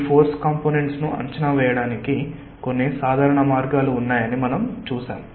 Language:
Telugu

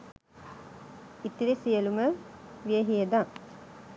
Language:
Sinhala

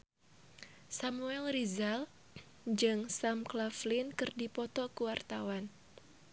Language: Sundanese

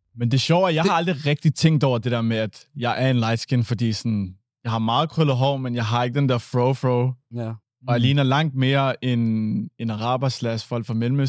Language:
Danish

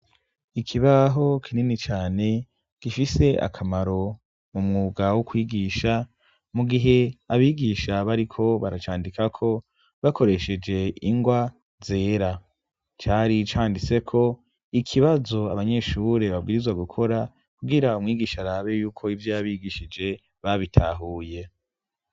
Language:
Rundi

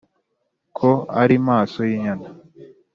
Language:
Kinyarwanda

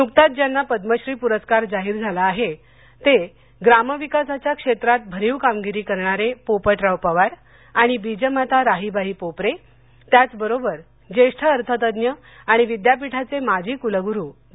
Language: Marathi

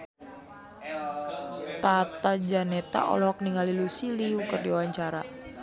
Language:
Sundanese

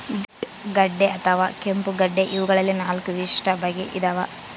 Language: Kannada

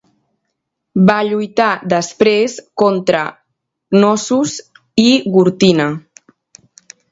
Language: Catalan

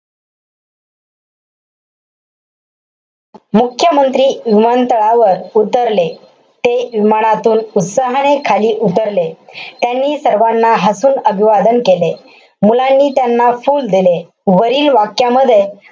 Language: Marathi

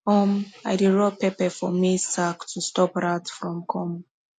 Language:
Nigerian Pidgin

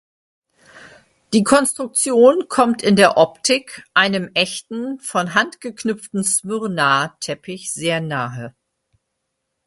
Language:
German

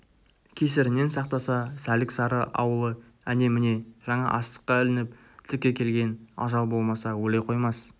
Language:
Kazakh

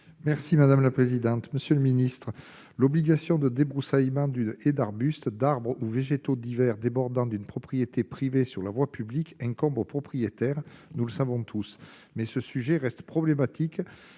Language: French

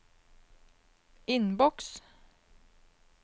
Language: Norwegian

